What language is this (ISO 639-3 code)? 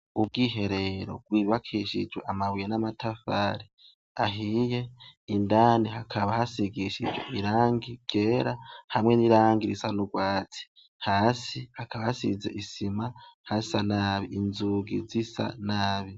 run